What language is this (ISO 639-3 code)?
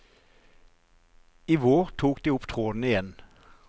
nor